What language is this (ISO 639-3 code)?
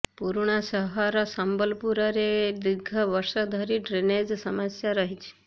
ori